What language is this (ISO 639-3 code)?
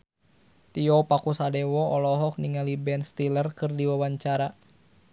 sun